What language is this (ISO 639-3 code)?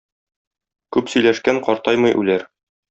tat